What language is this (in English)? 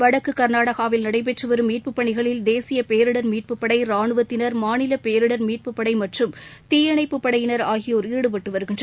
Tamil